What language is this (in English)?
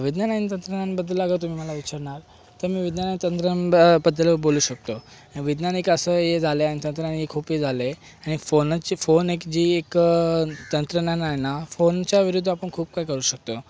Marathi